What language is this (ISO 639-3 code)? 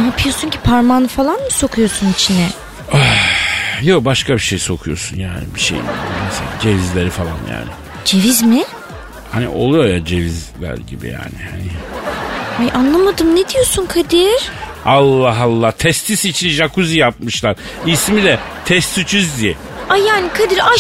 tur